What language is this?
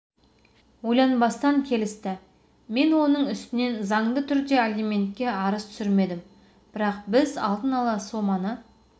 Kazakh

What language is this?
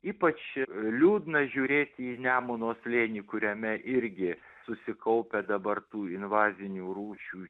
Lithuanian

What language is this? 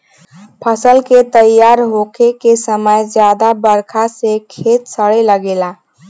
Bhojpuri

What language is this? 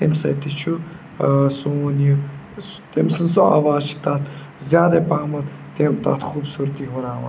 Kashmiri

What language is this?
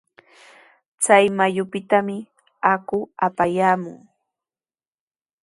Sihuas Ancash Quechua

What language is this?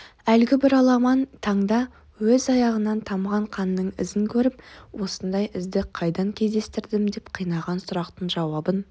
Kazakh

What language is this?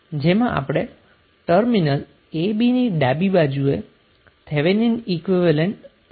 Gujarati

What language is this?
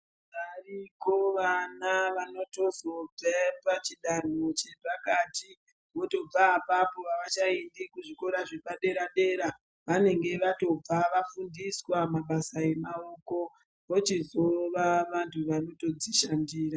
Ndau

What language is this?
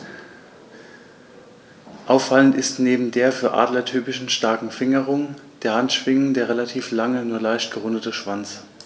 German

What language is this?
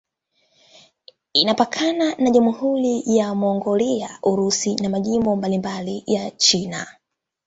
Swahili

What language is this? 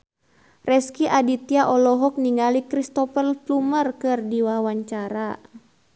Sundanese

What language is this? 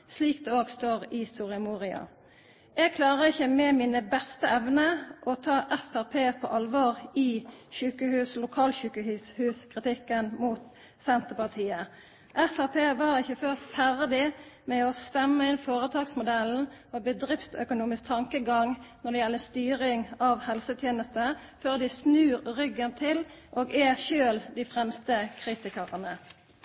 Norwegian Nynorsk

